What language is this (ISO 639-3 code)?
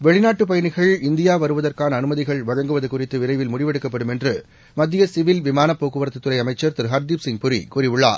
tam